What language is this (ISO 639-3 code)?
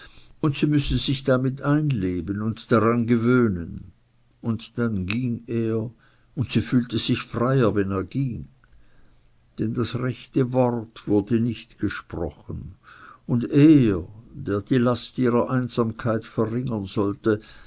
deu